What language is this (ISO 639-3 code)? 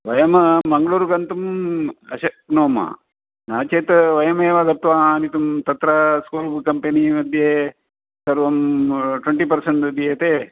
san